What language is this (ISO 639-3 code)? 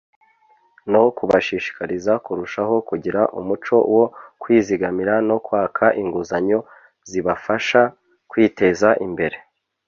kin